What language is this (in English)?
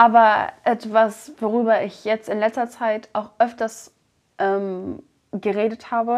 German